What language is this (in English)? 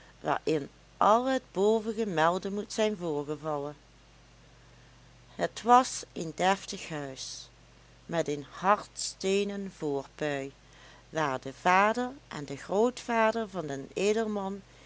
Dutch